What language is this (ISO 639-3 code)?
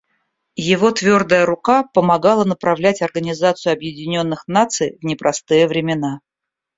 rus